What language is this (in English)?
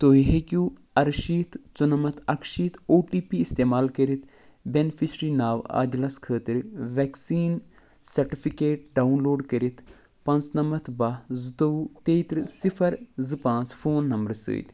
Kashmiri